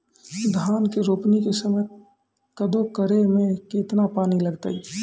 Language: Maithili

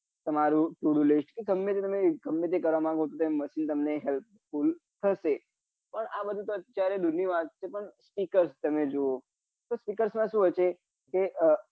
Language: Gujarati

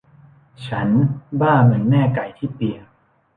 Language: Thai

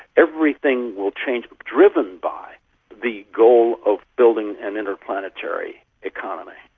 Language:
English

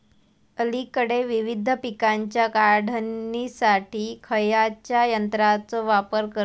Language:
Marathi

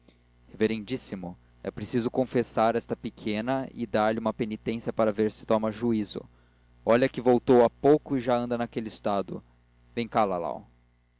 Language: Portuguese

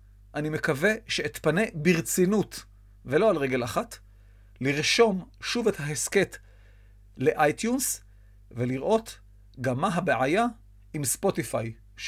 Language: Hebrew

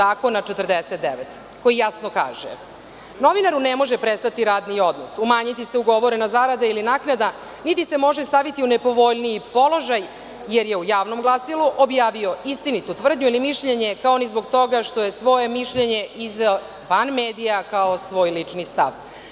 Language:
Serbian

